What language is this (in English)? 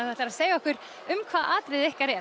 Icelandic